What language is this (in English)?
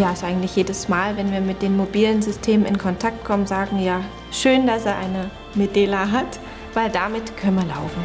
German